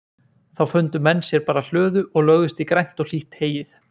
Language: Icelandic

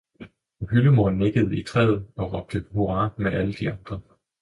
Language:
Danish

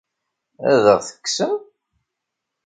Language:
Kabyle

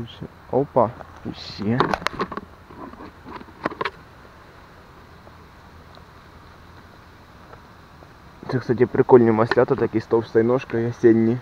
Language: Russian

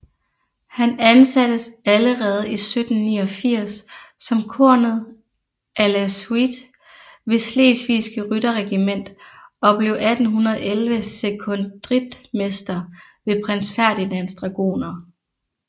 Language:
Danish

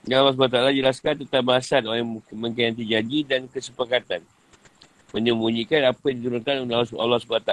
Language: Malay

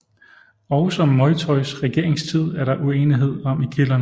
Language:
Danish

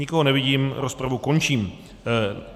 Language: Czech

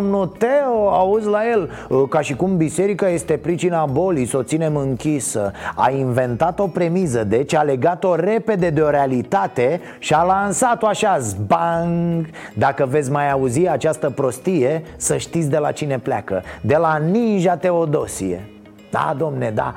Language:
Romanian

